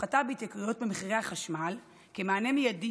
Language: Hebrew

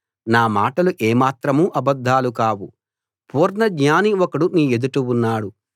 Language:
Telugu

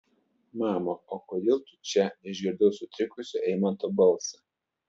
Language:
Lithuanian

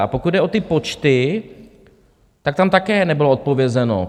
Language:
Czech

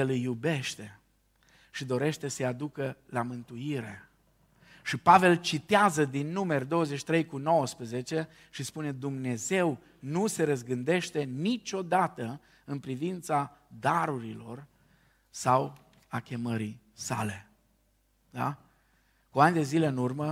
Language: Romanian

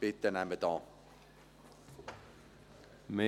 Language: Swiss German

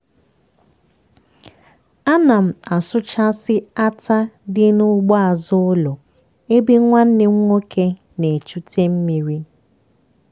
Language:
Igbo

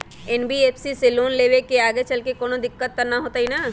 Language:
Magahi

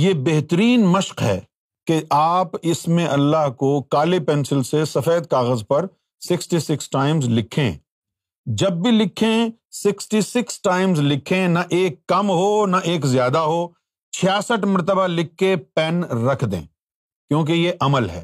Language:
Urdu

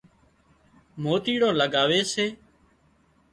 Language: Wadiyara Koli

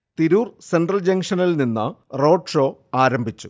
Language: Malayalam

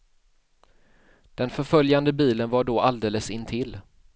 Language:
Swedish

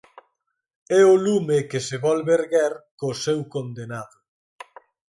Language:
Galician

